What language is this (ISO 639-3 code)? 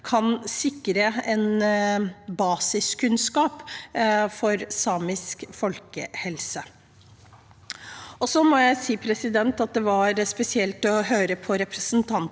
nor